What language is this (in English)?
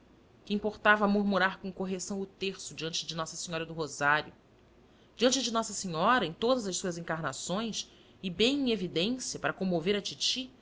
Portuguese